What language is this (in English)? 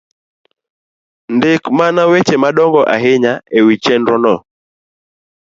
Luo (Kenya and Tanzania)